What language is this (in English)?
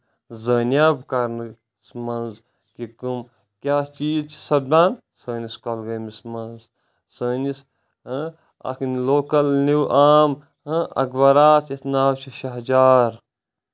Kashmiri